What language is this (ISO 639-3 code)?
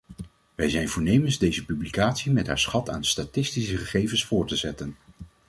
nld